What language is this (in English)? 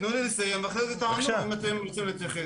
Hebrew